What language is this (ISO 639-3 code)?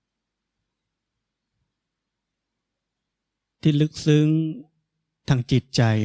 tha